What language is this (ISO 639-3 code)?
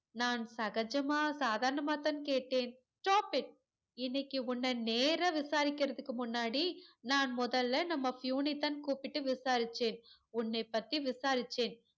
tam